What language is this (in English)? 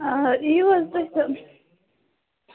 Kashmiri